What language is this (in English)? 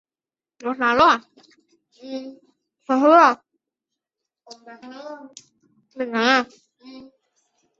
Chinese